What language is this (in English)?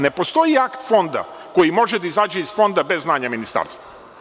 Serbian